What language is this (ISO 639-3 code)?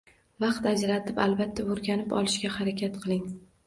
uzb